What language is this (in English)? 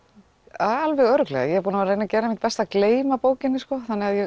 Icelandic